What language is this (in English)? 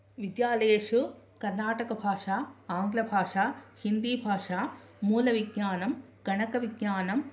Sanskrit